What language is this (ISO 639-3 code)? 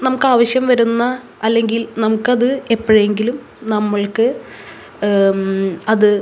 mal